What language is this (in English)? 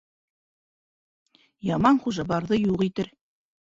Bashkir